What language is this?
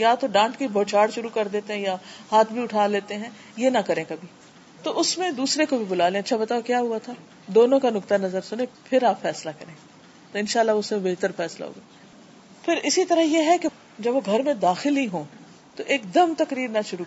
Urdu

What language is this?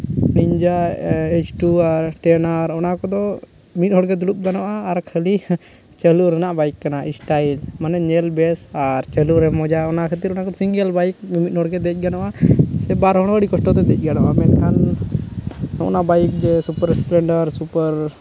Santali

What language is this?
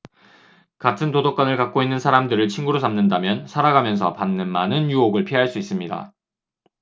Korean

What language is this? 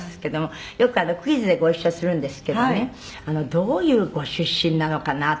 Japanese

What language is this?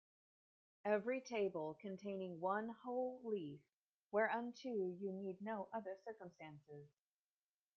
English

